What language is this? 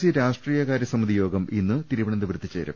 Malayalam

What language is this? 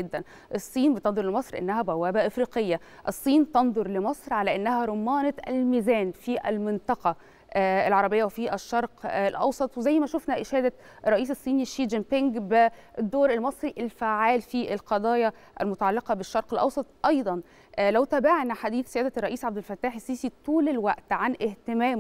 Arabic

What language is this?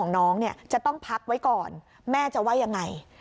Thai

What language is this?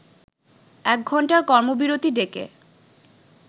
Bangla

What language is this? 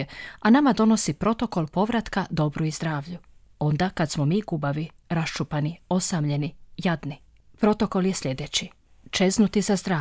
Croatian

